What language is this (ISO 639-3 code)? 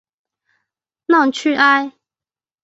zho